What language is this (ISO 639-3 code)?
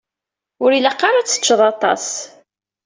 kab